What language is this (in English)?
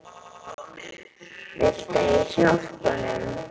Icelandic